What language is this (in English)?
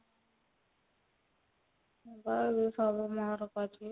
Odia